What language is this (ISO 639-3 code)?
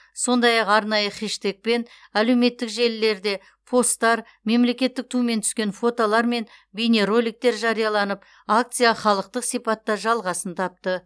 kaz